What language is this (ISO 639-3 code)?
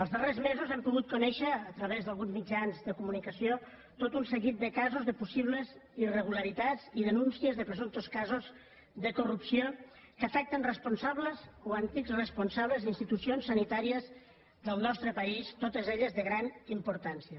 cat